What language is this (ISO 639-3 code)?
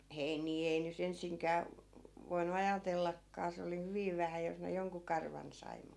fin